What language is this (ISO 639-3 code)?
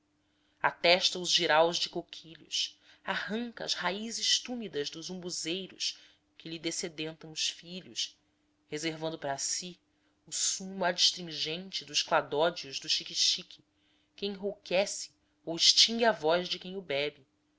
por